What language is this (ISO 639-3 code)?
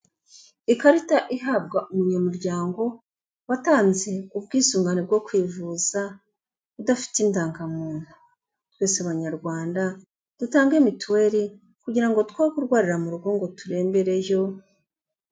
kin